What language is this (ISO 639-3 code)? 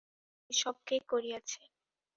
ben